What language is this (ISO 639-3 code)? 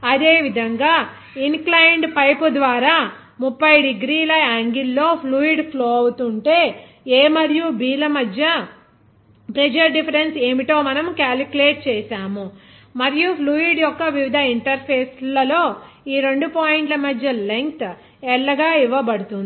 tel